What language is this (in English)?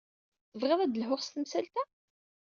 Kabyle